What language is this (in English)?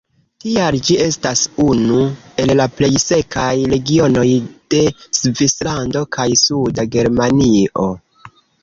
Esperanto